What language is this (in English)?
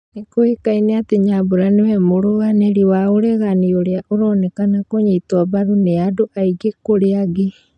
Kikuyu